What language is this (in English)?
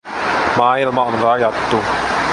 Finnish